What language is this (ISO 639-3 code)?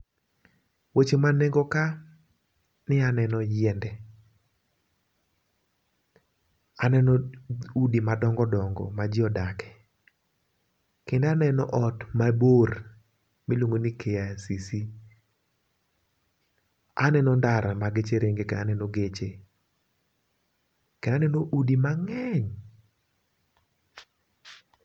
luo